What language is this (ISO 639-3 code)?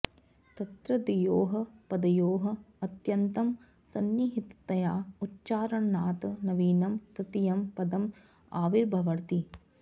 san